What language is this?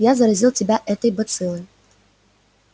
Russian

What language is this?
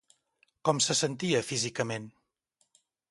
Catalan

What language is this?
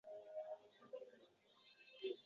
Uzbek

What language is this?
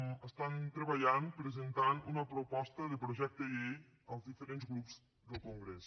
Catalan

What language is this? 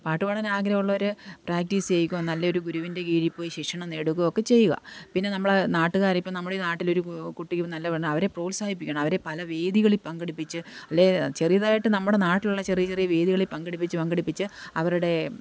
Malayalam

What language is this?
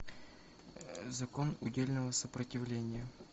Russian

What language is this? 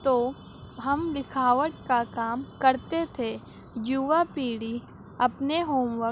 Urdu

